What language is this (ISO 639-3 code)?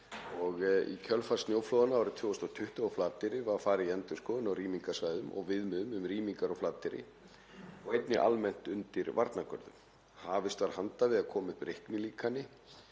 isl